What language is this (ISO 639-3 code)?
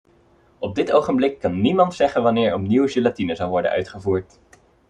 nld